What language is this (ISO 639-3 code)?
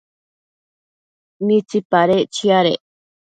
mcf